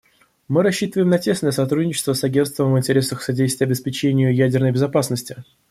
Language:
Russian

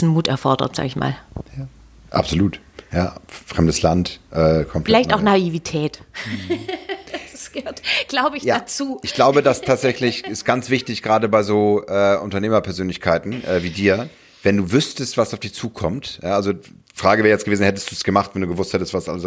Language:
German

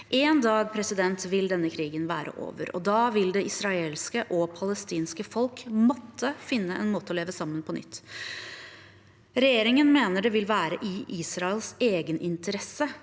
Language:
Norwegian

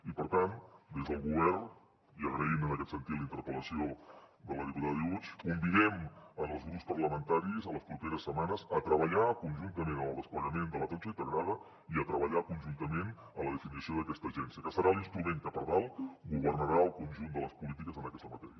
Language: Catalan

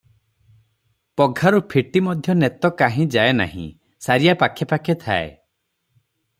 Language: Odia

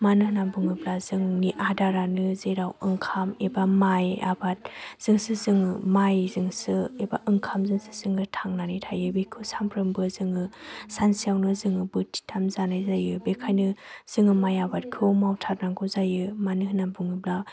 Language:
Bodo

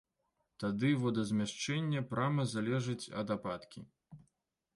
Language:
Belarusian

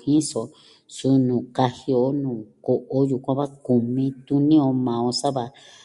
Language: Southwestern Tlaxiaco Mixtec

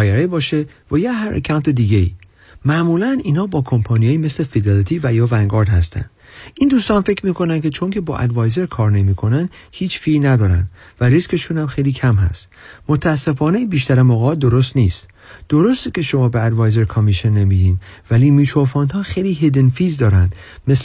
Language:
Persian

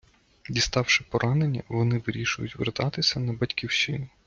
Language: Ukrainian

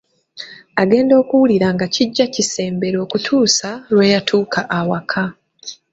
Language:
Ganda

